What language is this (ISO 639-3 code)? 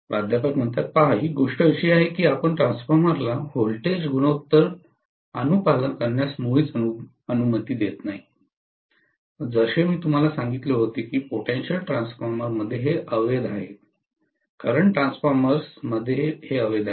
mar